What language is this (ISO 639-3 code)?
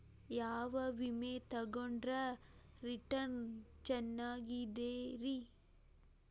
kan